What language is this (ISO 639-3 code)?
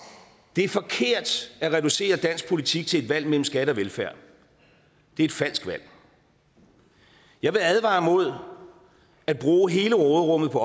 dan